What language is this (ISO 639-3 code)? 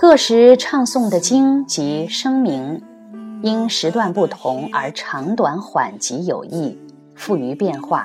zho